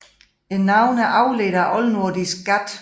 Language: Danish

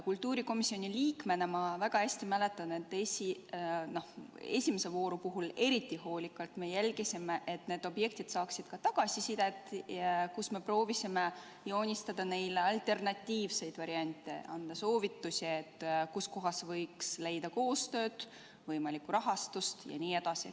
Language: Estonian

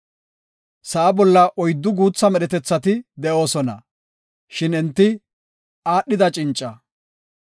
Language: Gofa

